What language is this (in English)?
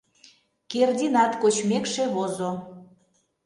Mari